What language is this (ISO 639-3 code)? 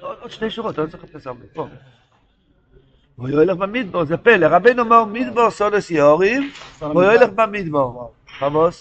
heb